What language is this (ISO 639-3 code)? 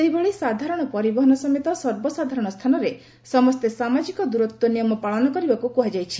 ori